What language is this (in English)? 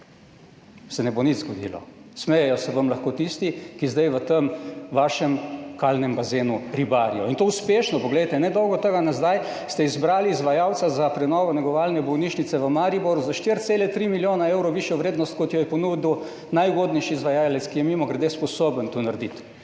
Slovenian